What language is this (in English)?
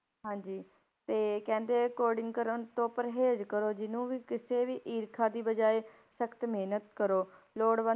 Punjabi